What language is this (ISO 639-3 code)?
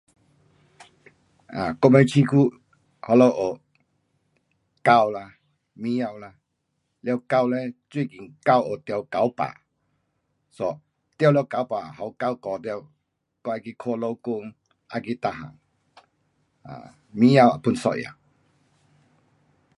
cpx